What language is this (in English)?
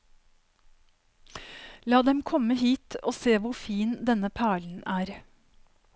Norwegian